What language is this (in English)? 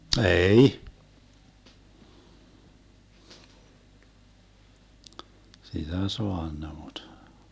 Finnish